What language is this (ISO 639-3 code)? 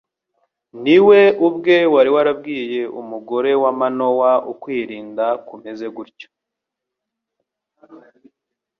kin